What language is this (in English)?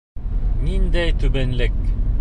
Bashkir